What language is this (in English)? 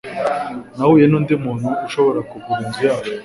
Kinyarwanda